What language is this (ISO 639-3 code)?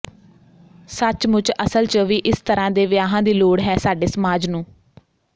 pan